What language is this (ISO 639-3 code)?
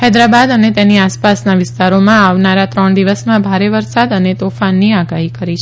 guj